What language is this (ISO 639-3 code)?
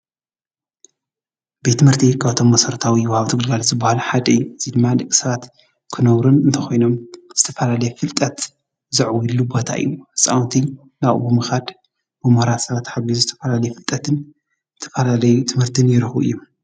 tir